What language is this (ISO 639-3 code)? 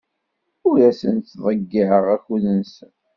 kab